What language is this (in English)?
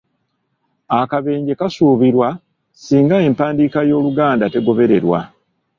Ganda